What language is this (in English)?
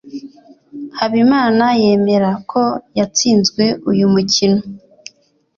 Kinyarwanda